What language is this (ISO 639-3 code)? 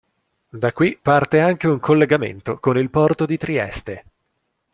ita